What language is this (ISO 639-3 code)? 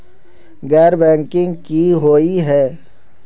mag